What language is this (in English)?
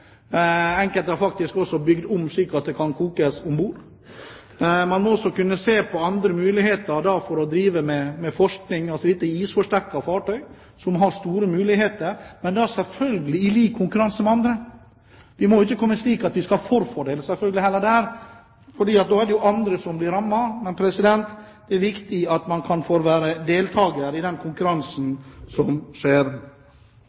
Norwegian Bokmål